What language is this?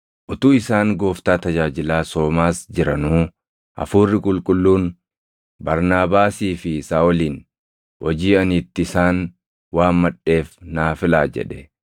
Oromo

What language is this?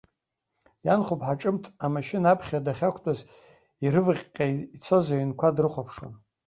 Abkhazian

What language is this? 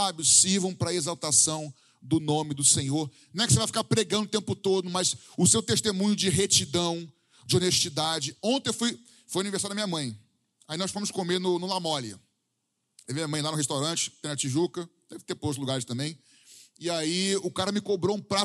Portuguese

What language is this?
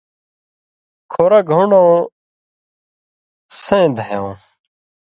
Indus Kohistani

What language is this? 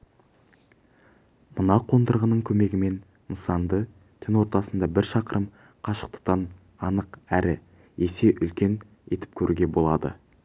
Kazakh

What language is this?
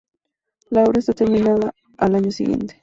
Spanish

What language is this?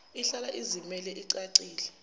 Zulu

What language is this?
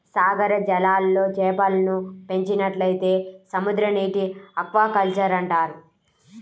Telugu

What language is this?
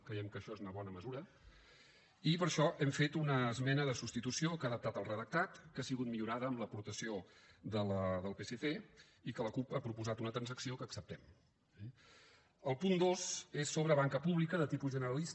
Catalan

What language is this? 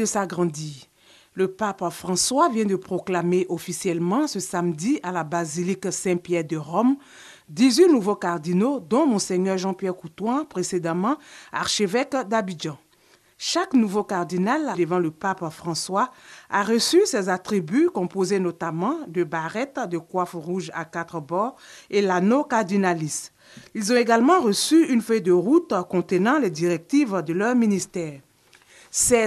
French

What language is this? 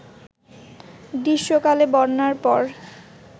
Bangla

